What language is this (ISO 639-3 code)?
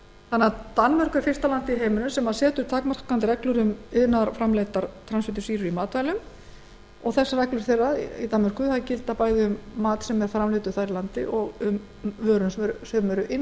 isl